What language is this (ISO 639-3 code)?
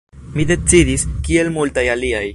epo